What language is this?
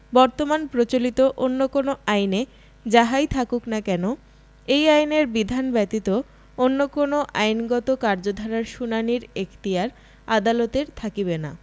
Bangla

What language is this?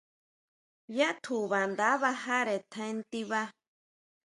Huautla Mazatec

